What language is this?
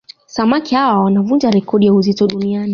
Swahili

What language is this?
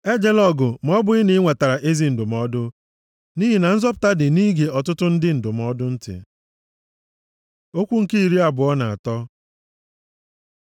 Igbo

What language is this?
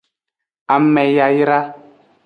Aja (Benin)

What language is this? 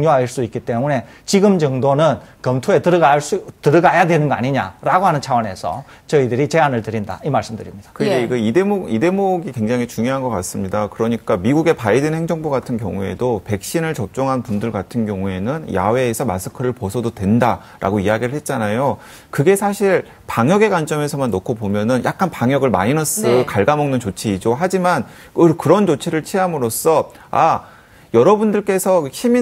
Korean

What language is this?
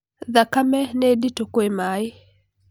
Kikuyu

